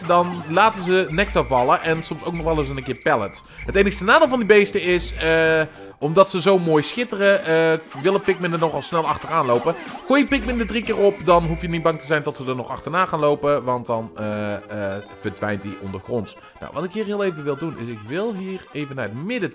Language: Dutch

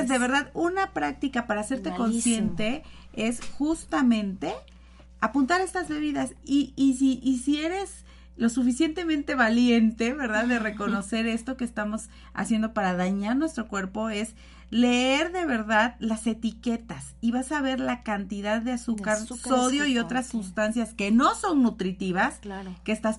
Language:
Spanish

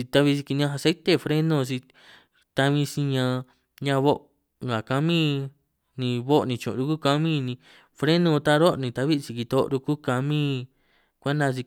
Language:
San Martín Itunyoso Triqui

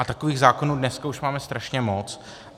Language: Czech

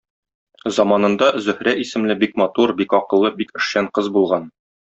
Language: Tatar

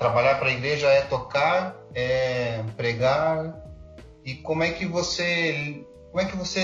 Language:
Portuguese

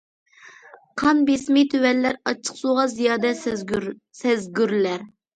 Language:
Uyghur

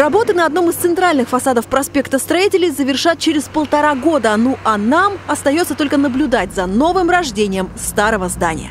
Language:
Russian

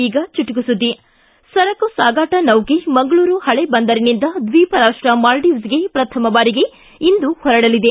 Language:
Kannada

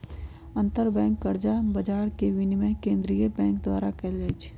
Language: Magahi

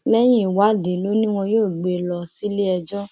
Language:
Yoruba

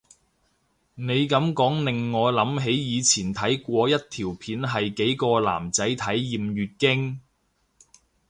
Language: Cantonese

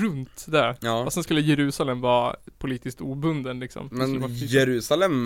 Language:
Swedish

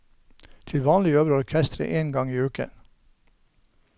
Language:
Norwegian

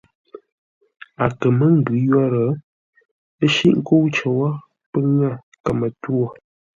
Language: Ngombale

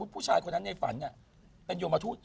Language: Thai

